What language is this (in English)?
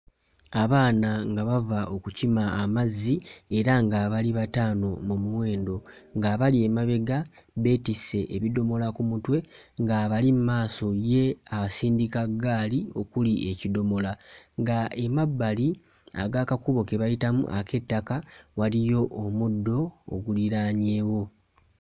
Ganda